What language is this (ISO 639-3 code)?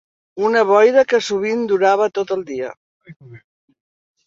cat